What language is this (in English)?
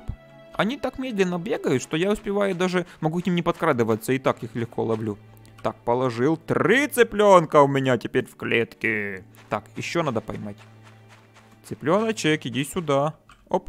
Russian